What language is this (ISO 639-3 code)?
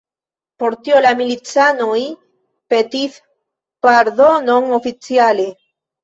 epo